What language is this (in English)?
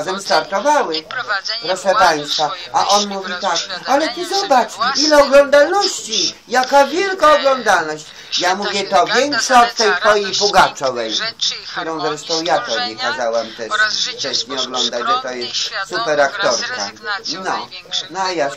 Polish